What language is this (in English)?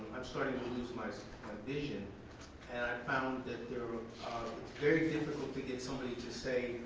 English